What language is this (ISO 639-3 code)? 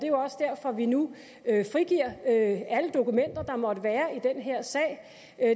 dan